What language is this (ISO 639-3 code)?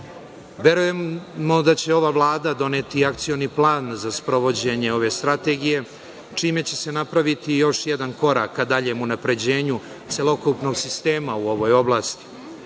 srp